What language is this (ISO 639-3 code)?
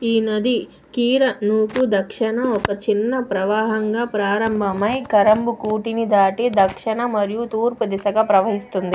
tel